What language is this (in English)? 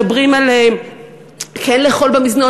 Hebrew